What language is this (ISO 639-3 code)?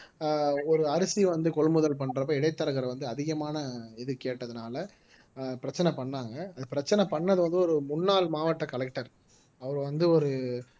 tam